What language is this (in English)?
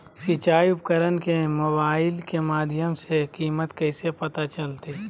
Magahi